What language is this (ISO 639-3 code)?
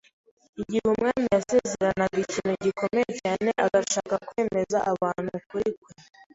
kin